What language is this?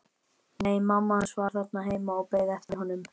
Icelandic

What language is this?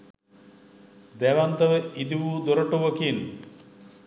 Sinhala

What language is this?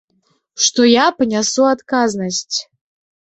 Belarusian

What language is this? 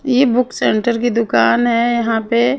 Hindi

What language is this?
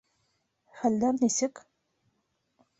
Bashkir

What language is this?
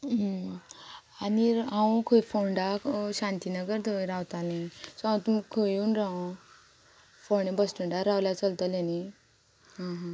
Konkani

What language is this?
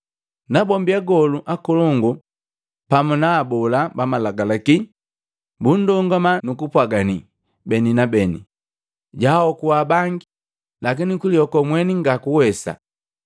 Matengo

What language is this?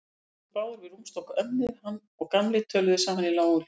Icelandic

